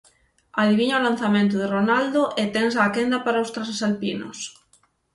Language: Galician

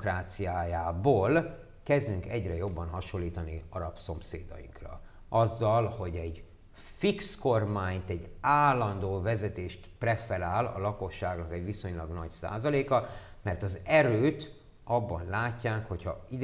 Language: Hungarian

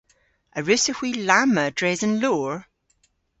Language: Cornish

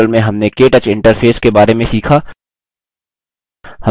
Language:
Hindi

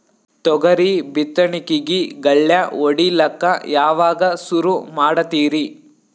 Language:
Kannada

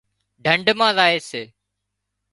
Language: Wadiyara Koli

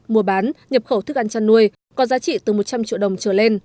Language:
Vietnamese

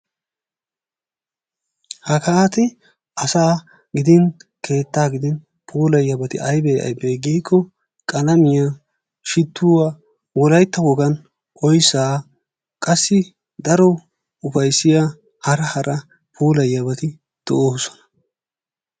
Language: Wolaytta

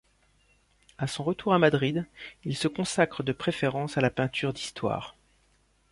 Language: French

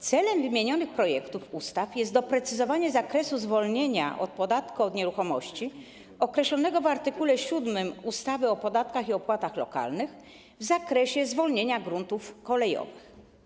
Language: Polish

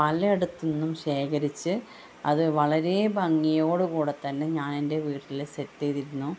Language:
Malayalam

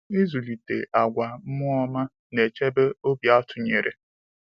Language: Igbo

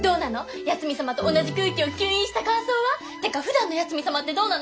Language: Japanese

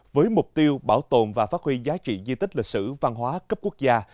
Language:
Vietnamese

